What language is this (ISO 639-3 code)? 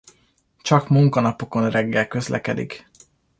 hun